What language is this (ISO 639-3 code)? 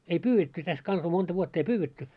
fin